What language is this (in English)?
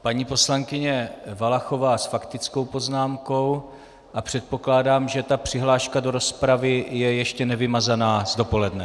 Czech